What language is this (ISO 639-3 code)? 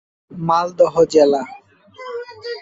ben